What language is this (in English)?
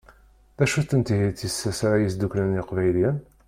Kabyle